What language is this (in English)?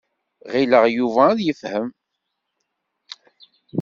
Kabyle